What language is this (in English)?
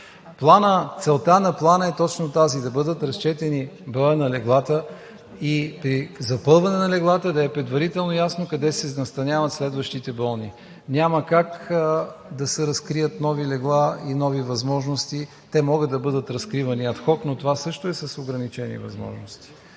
Bulgarian